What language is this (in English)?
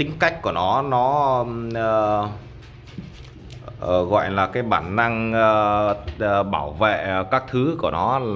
Vietnamese